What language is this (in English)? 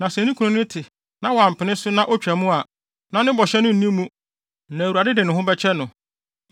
Akan